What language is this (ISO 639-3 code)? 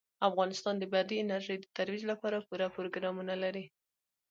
pus